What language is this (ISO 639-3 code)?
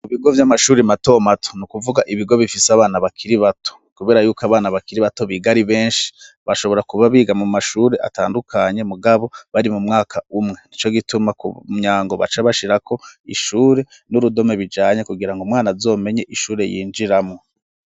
run